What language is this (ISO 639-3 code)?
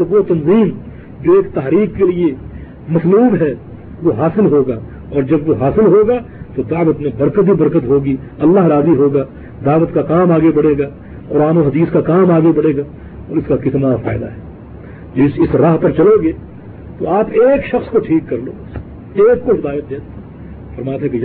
urd